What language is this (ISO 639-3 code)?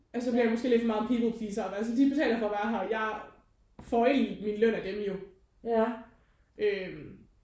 dan